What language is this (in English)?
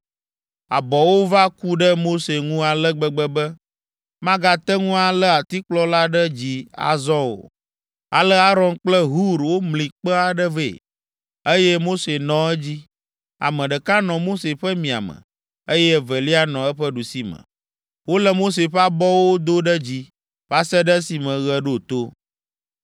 Ewe